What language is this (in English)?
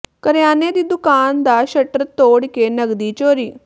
Punjabi